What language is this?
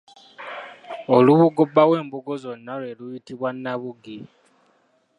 Ganda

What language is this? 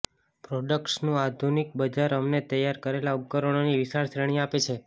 Gujarati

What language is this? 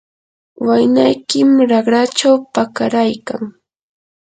Yanahuanca Pasco Quechua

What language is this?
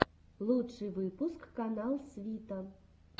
Russian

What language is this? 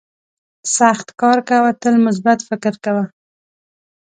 Pashto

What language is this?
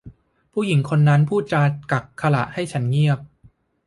Thai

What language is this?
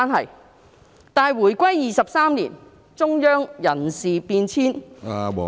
Cantonese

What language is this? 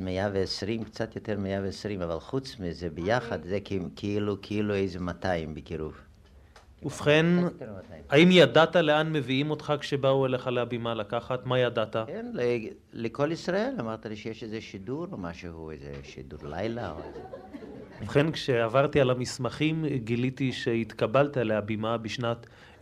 Hebrew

